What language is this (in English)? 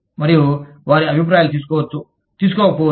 Telugu